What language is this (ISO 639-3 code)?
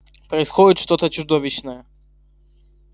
rus